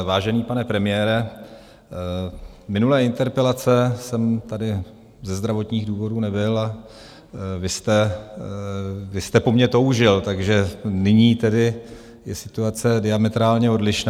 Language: Czech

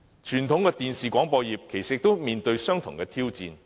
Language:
Cantonese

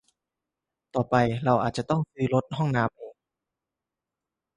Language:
Thai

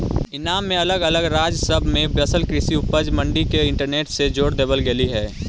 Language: Magahi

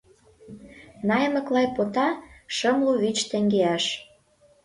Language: Mari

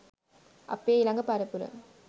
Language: Sinhala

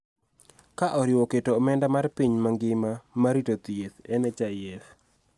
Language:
Luo (Kenya and Tanzania)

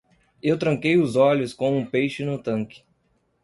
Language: Portuguese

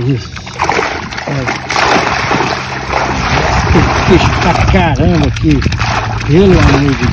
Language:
Portuguese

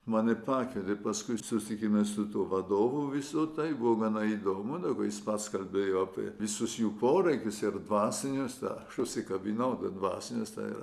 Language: Lithuanian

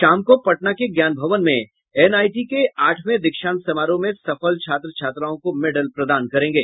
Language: Hindi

